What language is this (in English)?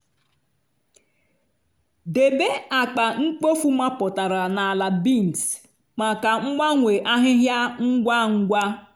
Igbo